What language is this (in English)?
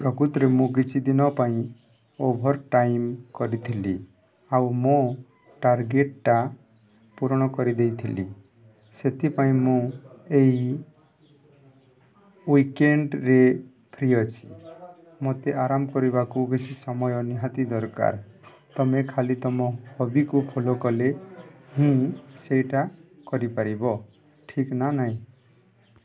Odia